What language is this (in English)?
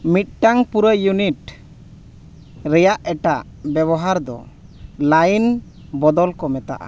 Santali